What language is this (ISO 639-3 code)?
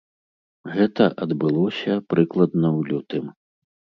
bel